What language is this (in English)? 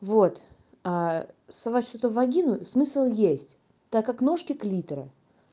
Russian